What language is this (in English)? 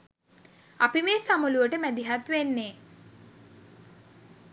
Sinhala